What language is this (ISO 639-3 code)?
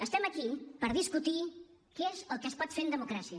cat